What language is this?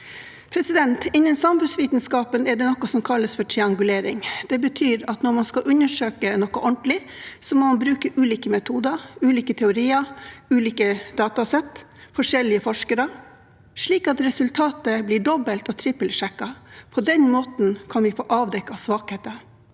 Norwegian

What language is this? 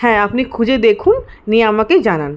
Bangla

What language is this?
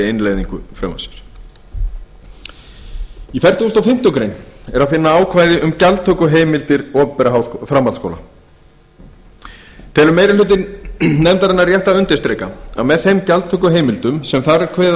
Icelandic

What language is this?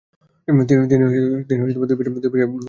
Bangla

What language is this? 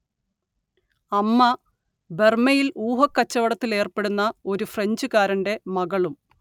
Malayalam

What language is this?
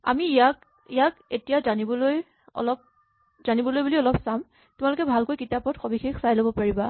Assamese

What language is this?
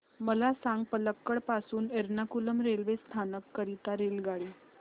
Marathi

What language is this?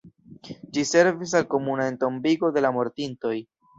Esperanto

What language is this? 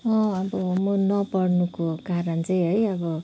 Nepali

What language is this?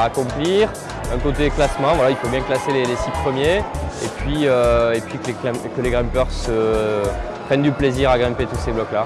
French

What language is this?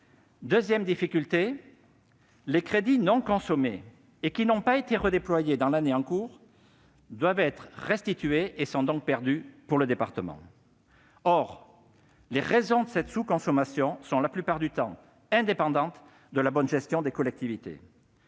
French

